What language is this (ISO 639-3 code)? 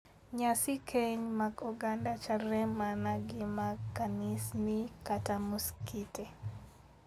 luo